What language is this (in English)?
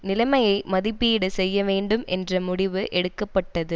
Tamil